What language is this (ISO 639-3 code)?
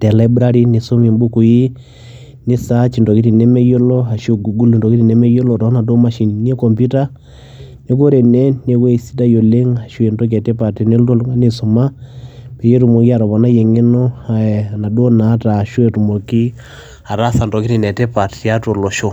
mas